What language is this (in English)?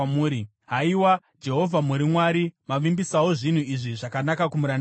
Shona